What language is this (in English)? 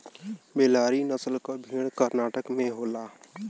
Bhojpuri